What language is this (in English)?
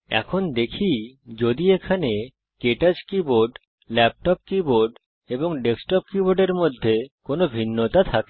Bangla